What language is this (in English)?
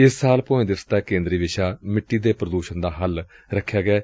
Punjabi